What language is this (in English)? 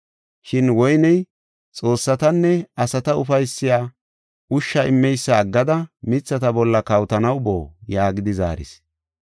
Gofa